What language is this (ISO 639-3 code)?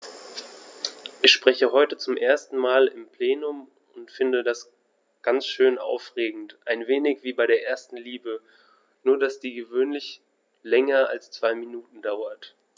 deu